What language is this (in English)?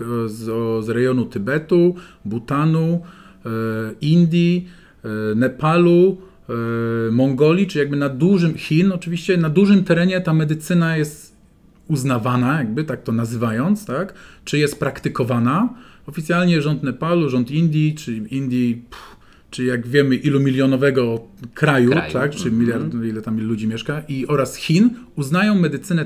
Polish